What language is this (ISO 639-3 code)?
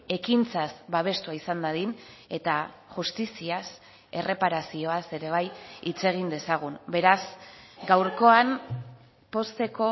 eus